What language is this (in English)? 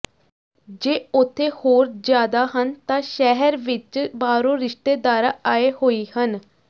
Punjabi